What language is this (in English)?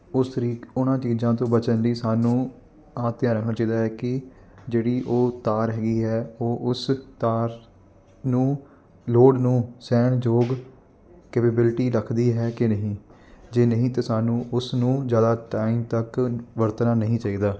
Punjabi